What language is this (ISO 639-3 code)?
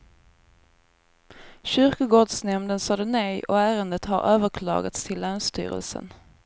swe